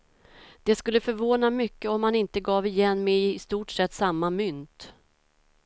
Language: Swedish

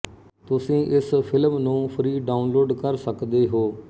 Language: Punjabi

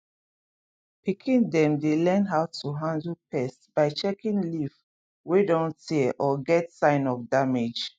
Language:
Nigerian Pidgin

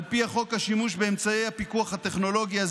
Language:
Hebrew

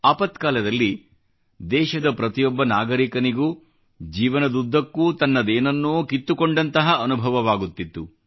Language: Kannada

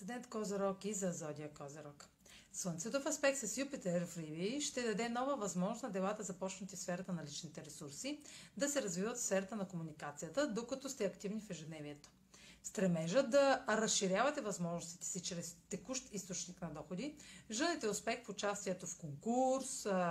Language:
Bulgarian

